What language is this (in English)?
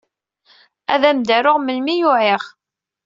Kabyle